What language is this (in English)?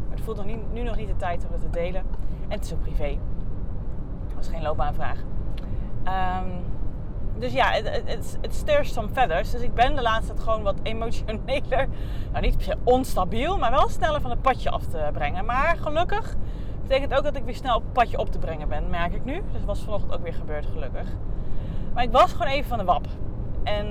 Dutch